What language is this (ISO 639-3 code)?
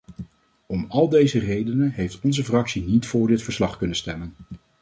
nld